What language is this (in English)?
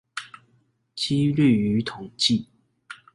Chinese